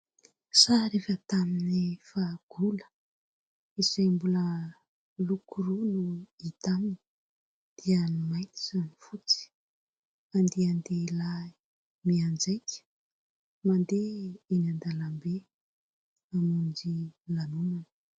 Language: Malagasy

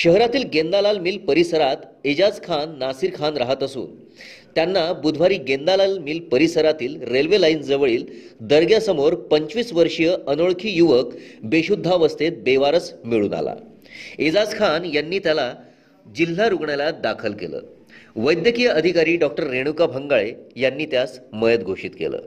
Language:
Marathi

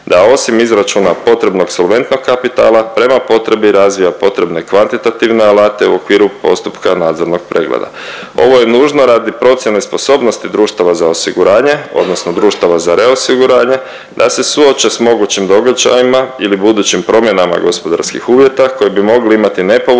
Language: Croatian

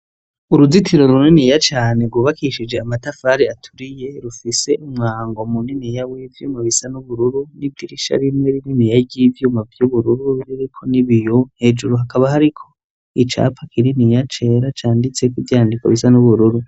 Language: Rundi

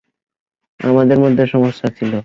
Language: Bangla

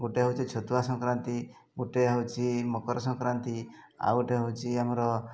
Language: Odia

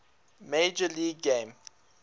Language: English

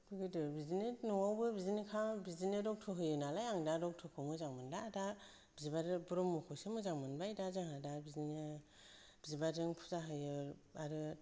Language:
Bodo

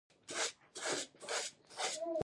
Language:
Pashto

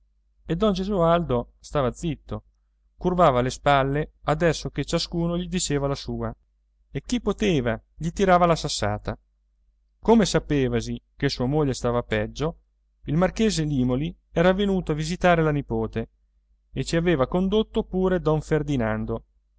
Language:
Italian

